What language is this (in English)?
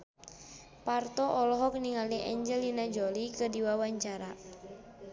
Sundanese